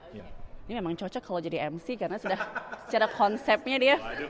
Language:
Indonesian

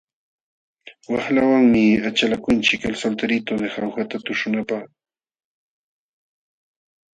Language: Jauja Wanca Quechua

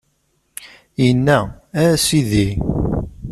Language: Kabyle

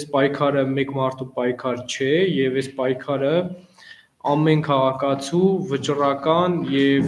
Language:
Romanian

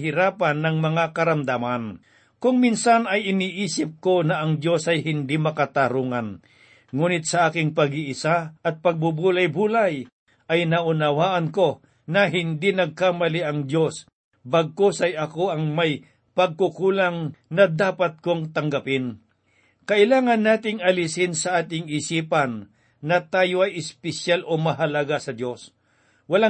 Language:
Filipino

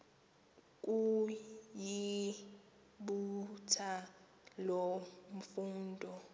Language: Xhosa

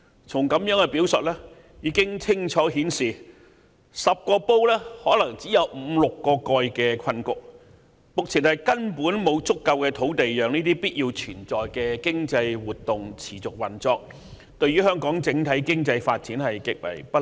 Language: Cantonese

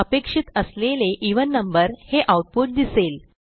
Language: Marathi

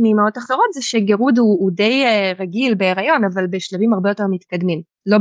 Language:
Hebrew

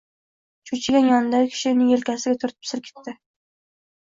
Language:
Uzbek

